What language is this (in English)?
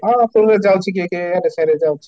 Odia